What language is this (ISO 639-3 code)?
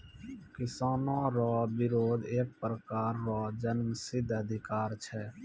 mai